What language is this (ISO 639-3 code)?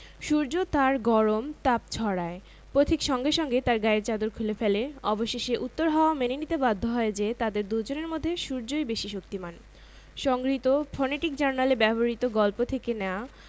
ben